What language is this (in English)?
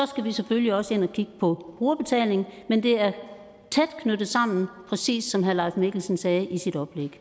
Danish